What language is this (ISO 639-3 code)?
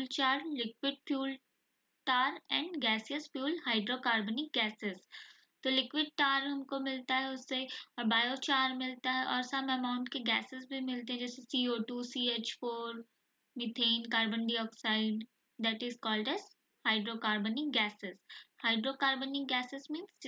hin